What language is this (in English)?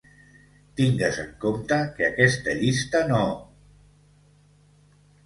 Catalan